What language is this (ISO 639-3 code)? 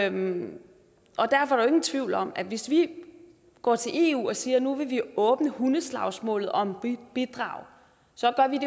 dan